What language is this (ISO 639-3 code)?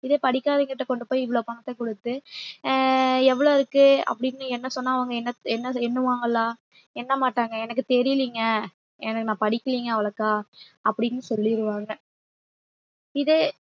tam